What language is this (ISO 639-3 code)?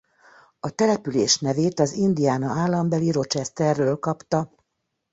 hun